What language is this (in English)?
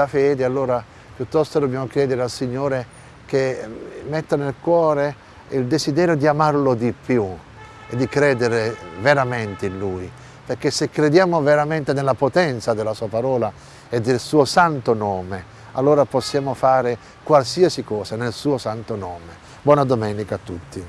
Italian